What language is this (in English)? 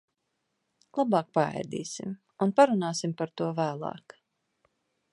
Latvian